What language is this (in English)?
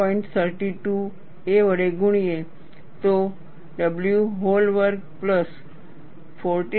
Gujarati